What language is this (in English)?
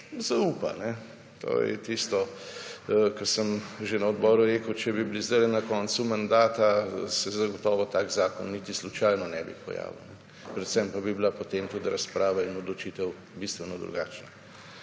Slovenian